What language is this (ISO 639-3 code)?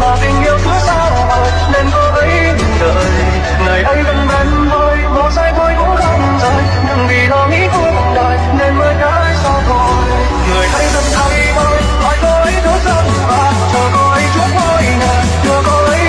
vie